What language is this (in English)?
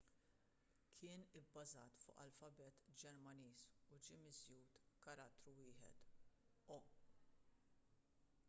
Maltese